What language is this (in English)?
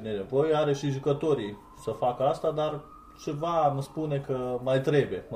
Romanian